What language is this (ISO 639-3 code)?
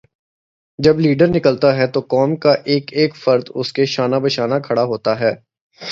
urd